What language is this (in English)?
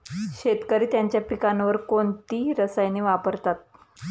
Marathi